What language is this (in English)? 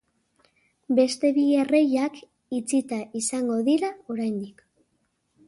Basque